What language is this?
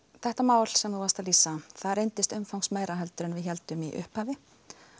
Icelandic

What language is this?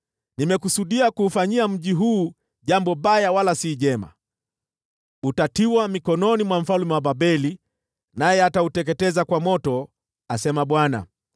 Swahili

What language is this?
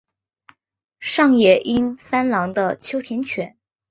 Chinese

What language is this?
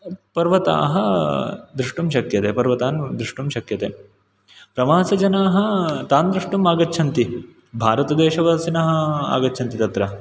Sanskrit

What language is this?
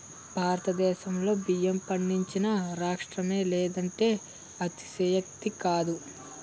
Telugu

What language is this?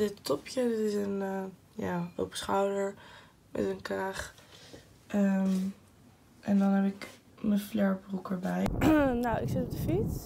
Dutch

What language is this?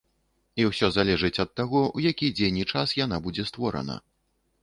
Belarusian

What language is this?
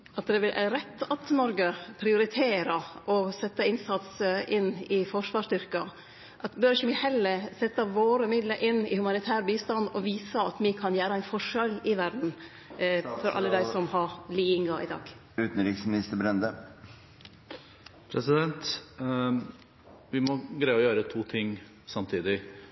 Norwegian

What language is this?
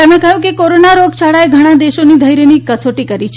Gujarati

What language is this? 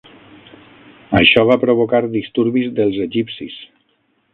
Catalan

